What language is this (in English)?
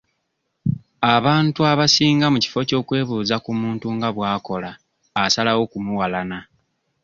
Ganda